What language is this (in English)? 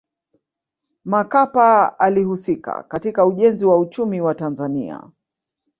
Swahili